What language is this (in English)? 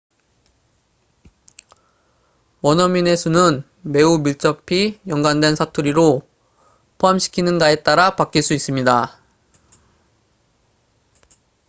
Korean